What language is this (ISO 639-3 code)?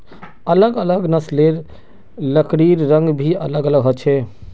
mag